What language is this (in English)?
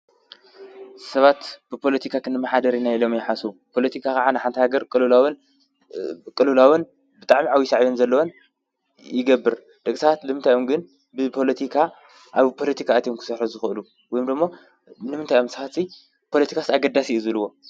Tigrinya